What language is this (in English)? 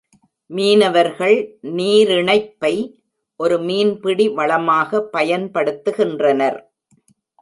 Tamil